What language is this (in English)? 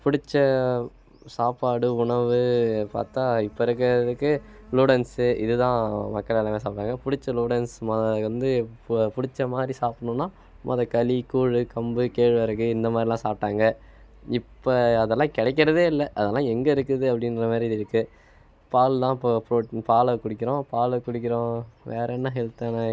Tamil